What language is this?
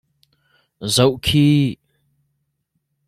Hakha Chin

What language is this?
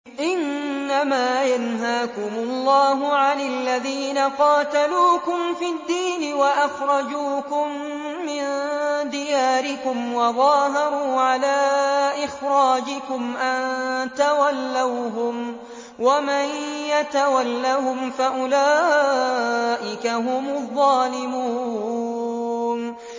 Arabic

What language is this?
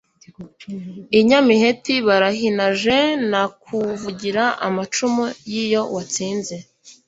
Kinyarwanda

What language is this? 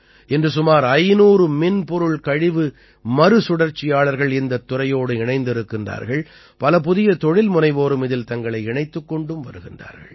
Tamil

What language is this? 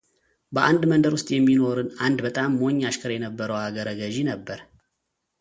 Amharic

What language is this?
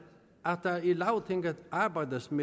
Danish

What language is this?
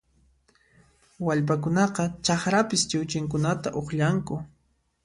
Puno Quechua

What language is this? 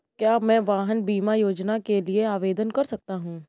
Hindi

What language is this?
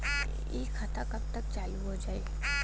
Bhojpuri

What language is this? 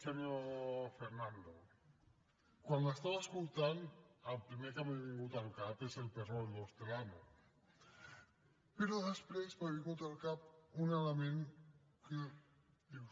Catalan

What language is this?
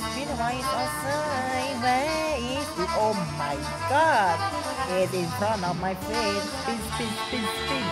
English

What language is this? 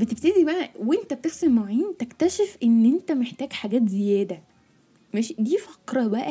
Arabic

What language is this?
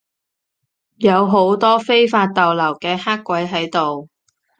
Cantonese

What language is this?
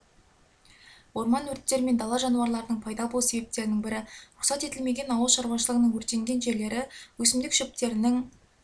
Kazakh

